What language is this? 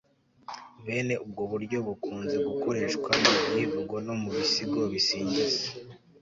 Kinyarwanda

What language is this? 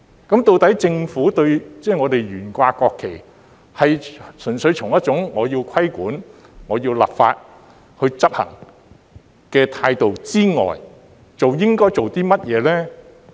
Cantonese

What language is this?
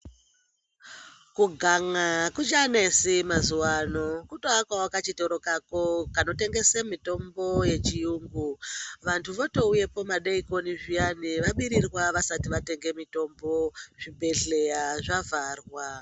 Ndau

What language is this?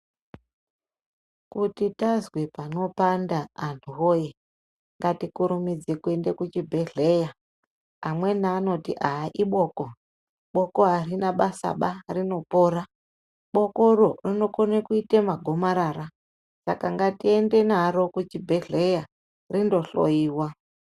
Ndau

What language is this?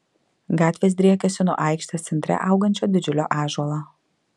Lithuanian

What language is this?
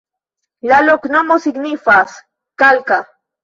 Esperanto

